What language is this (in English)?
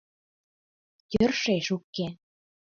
Mari